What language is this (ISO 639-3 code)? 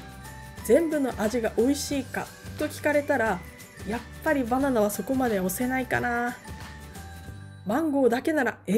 jpn